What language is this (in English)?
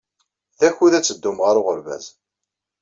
Kabyle